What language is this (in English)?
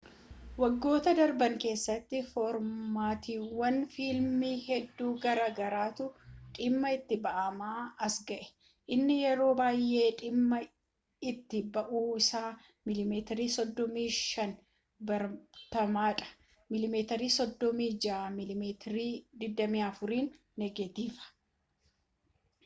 Oromo